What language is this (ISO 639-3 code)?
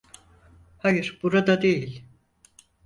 tur